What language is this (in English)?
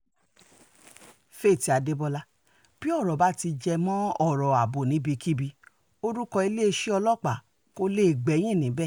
Yoruba